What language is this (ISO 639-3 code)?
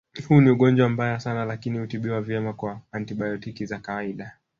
swa